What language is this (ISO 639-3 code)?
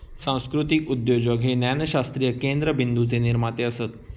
mar